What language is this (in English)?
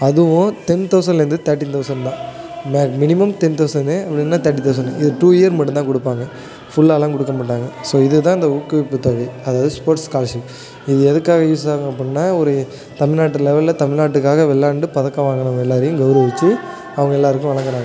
Tamil